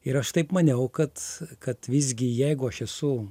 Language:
Lithuanian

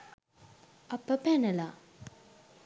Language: Sinhala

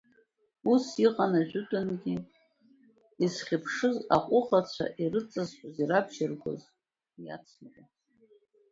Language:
Abkhazian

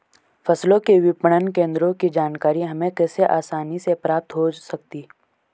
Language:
Hindi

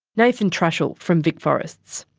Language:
English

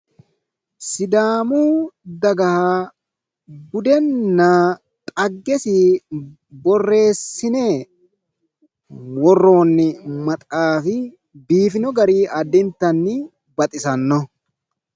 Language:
Sidamo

